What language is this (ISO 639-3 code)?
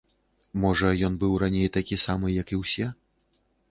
bel